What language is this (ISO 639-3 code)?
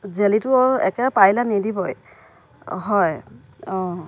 asm